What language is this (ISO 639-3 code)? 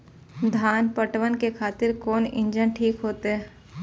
mai